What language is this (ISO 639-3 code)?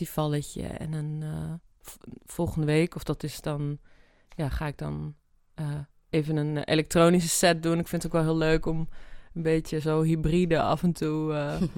nld